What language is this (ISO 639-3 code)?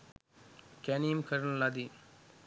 sin